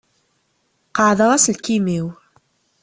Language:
Kabyle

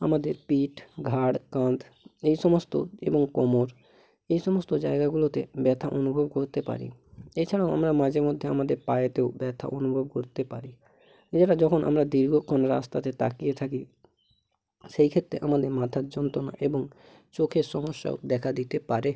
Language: Bangla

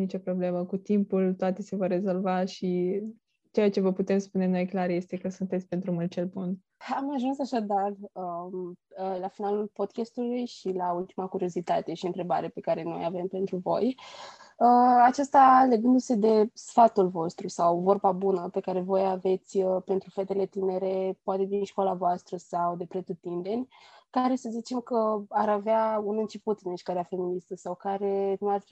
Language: Romanian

